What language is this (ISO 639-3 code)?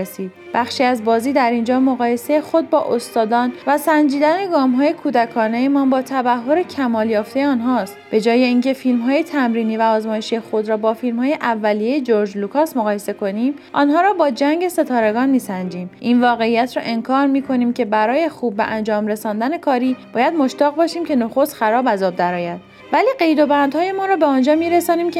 fas